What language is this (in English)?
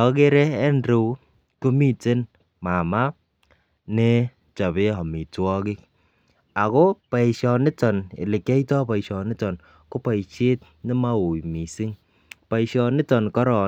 Kalenjin